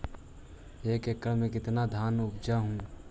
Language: Magahi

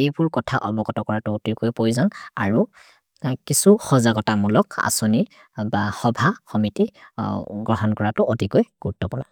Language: Maria (India)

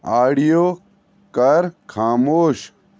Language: Kashmiri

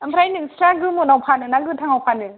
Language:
Bodo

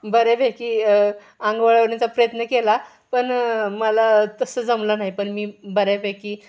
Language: Marathi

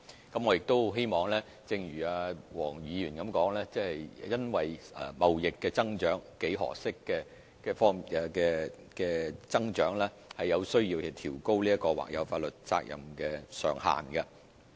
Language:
Cantonese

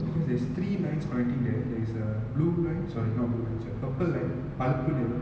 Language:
English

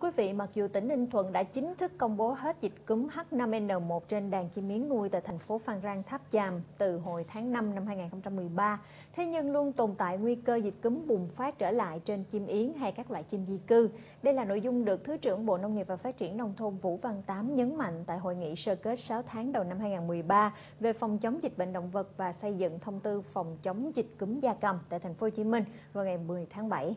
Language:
Vietnamese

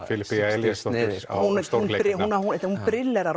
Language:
Icelandic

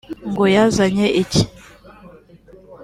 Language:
Kinyarwanda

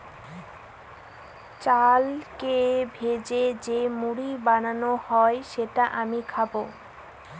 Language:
Bangla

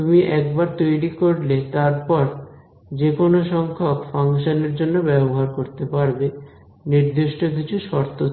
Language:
Bangla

